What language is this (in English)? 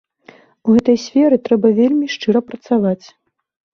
Belarusian